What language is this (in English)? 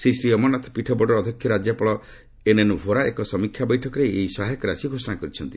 Odia